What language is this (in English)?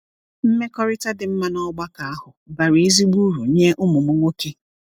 Igbo